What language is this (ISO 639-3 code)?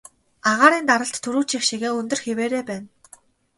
mon